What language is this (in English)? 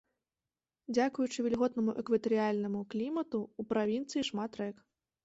Belarusian